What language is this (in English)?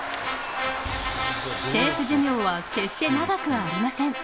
Japanese